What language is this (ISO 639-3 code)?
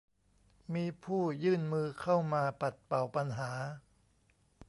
tha